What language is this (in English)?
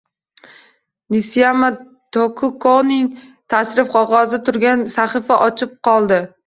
Uzbek